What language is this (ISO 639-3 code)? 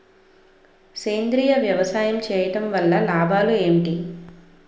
tel